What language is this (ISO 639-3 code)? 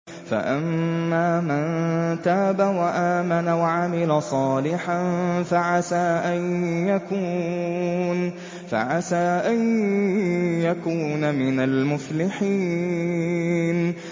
ara